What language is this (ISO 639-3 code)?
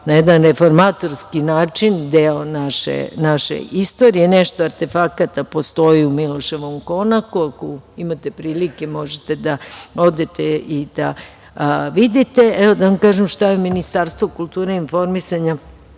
srp